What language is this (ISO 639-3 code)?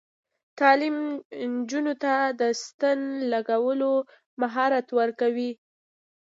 pus